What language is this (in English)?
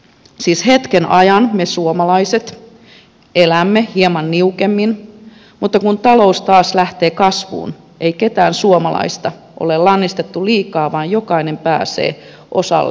Finnish